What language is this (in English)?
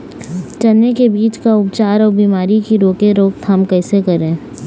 Chhattisgarhi